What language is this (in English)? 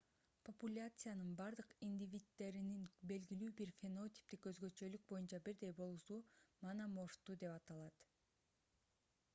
Kyrgyz